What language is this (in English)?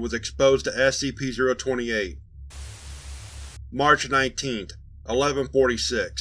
English